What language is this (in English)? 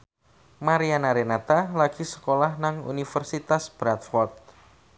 Javanese